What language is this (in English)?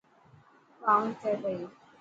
Dhatki